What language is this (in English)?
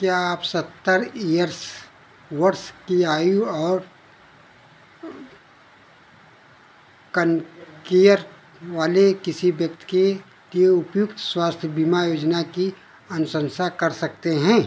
Hindi